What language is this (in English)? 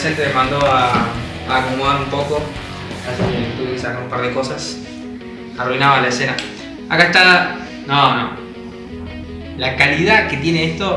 Spanish